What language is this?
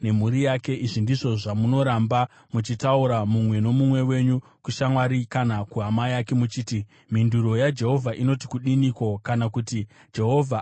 Shona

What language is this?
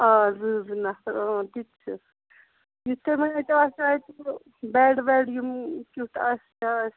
Kashmiri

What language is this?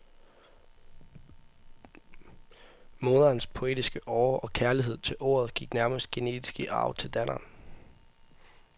Danish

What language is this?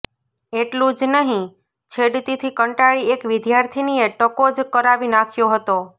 Gujarati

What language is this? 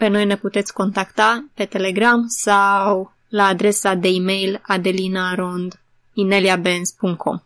Romanian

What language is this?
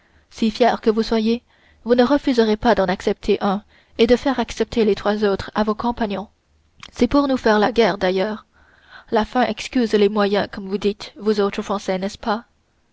French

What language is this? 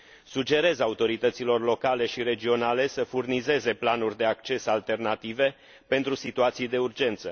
Romanian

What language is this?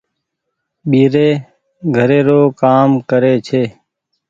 Goaria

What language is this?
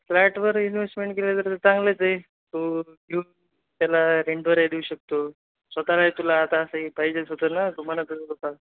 Marathi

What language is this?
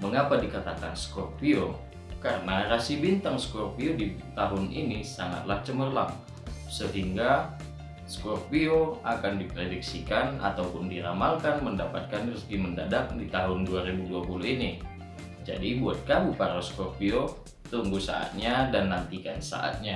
Indonesian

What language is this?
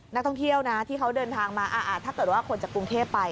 Thai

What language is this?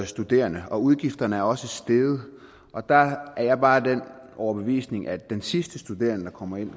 Danish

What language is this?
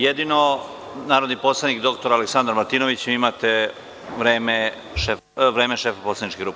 Serbian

